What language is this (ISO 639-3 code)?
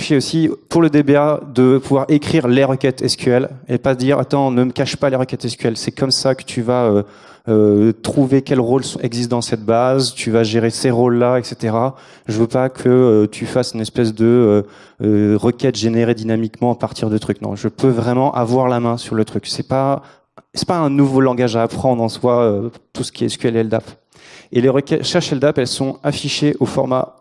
fra